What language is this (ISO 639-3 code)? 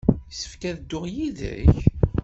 kab